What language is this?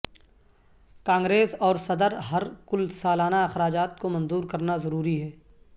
Urdu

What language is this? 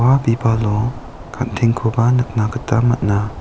Garo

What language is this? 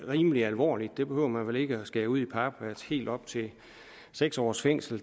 Danish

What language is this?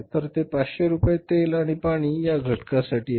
Marathi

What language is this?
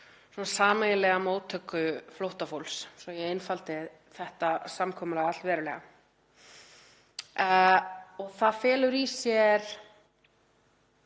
Icelandic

